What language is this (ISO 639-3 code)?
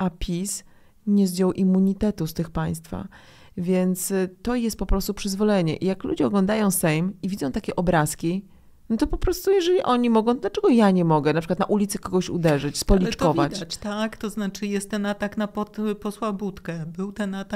pol